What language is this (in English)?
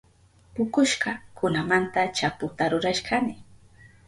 Southern Pastaza Quechua